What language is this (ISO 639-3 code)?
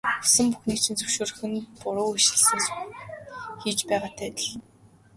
mon